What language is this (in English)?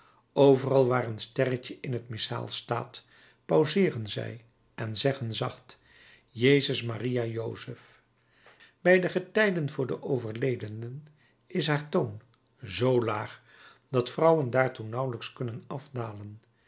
Dutch